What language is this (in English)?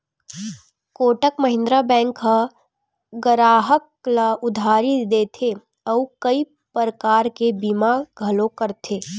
Chhattisgarhi